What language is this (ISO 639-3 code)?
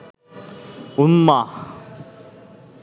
ben